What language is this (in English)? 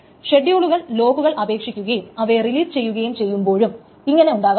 Malayalam